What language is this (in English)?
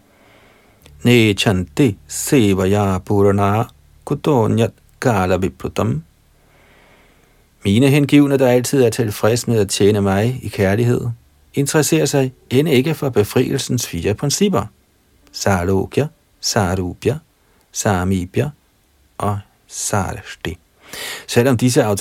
Danish